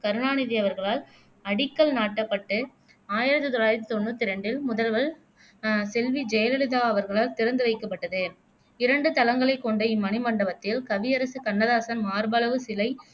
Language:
Tamil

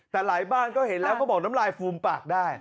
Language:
Thai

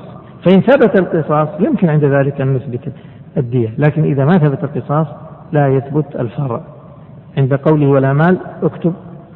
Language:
Arabic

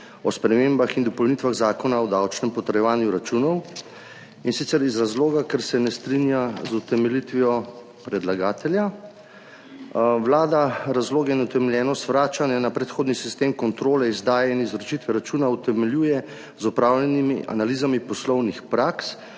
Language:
Slovenian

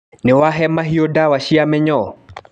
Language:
Kikuyu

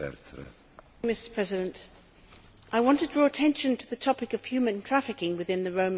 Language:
English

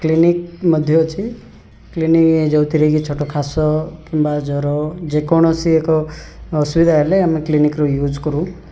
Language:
Odia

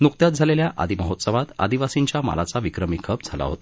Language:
Marathi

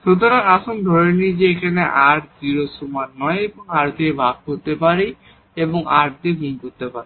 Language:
Bangla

